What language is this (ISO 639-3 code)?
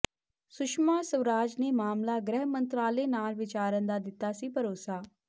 pan